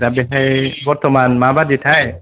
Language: Bodo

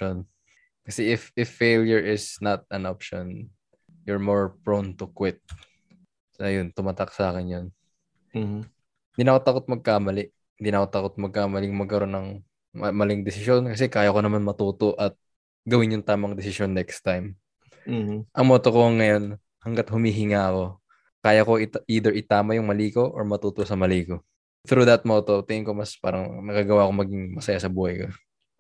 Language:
Filipino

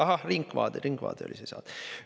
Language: Estonian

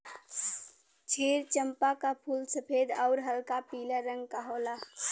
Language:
Bhojpuri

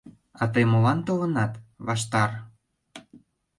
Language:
Mari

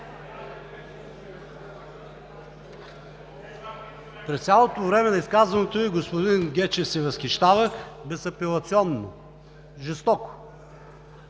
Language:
Bulgarian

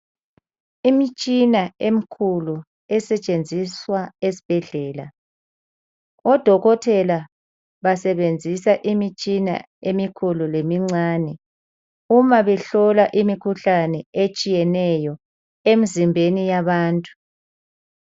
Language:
North Ndebele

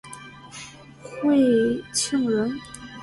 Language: Chinese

